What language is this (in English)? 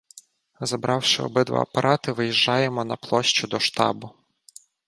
Ukrainian